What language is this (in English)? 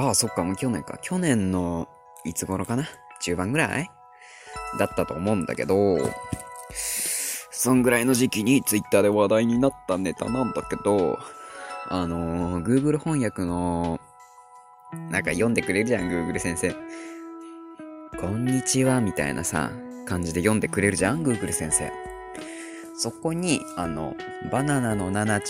Japanese